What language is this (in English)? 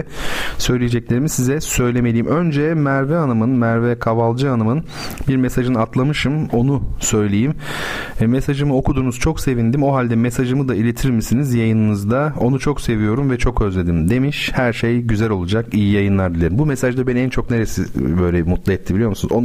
Turkish